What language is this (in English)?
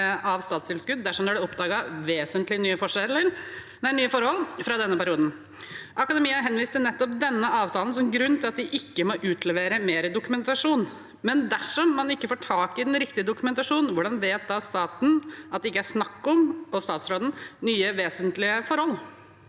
Norwegian